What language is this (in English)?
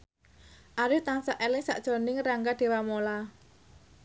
Javanese